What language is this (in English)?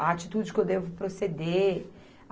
Portuguese